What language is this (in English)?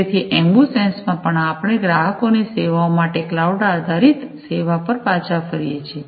Gujarati